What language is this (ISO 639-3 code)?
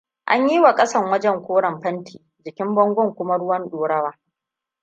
hau